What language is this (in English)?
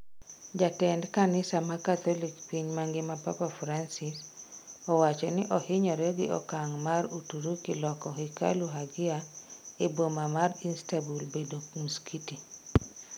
Luo (Kenya and Tanzania)